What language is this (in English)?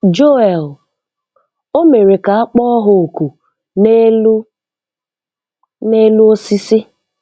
Igbo